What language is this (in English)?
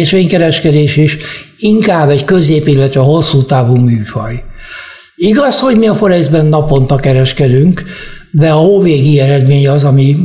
Hungarian